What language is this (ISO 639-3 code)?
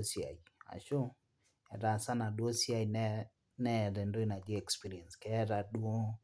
mas